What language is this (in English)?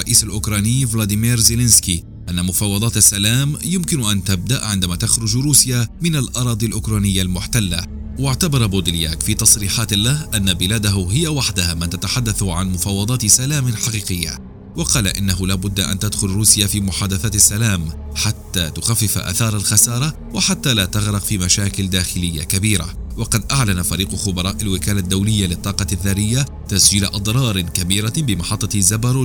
Arabic